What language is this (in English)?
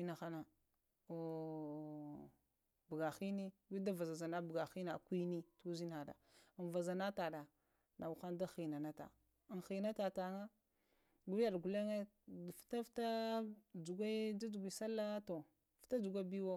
Lamang